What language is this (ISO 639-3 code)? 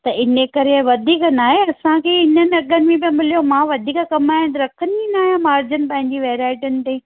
snd